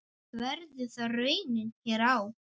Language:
Icelandic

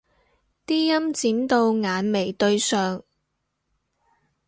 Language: Cantonese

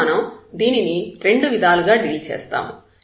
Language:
Telugu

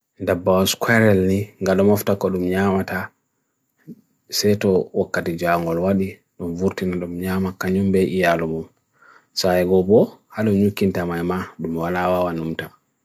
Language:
Bagirmi Fulfulde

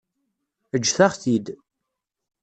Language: Kabyle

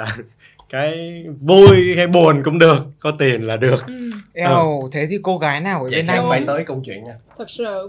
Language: Vietnamese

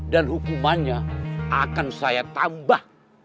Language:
Indonesian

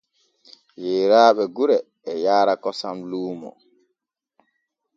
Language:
Borgu Fulfulde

